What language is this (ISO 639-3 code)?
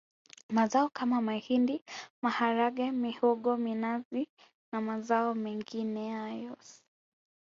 swa